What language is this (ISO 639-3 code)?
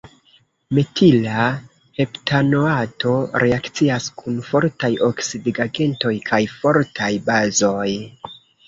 epo